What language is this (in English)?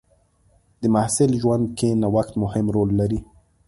Pashto